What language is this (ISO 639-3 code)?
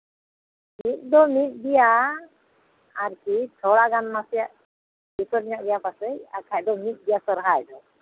sat